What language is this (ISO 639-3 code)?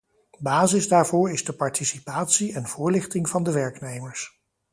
nld